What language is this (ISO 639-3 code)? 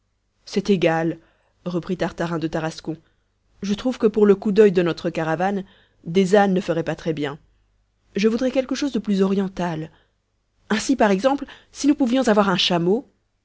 fra